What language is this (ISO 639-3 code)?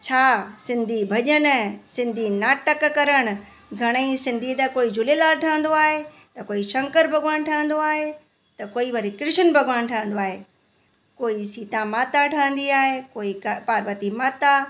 snd